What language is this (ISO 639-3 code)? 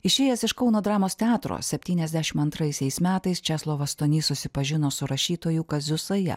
lit